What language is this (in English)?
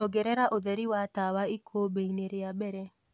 Kikuyu